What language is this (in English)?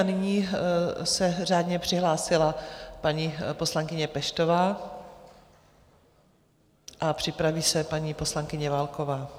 Czech